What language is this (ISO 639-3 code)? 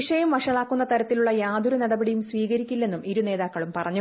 mal